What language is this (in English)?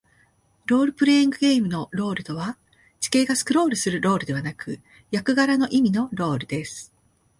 Japanese